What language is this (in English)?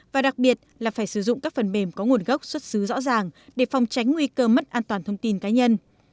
Vietnamese